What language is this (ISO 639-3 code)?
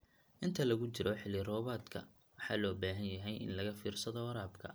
som